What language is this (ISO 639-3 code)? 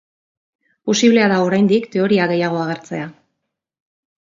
eus